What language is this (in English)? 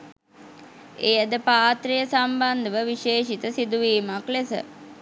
Sinhala